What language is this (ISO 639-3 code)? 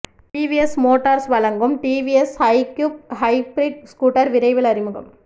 tam